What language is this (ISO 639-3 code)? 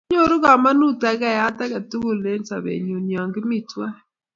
kln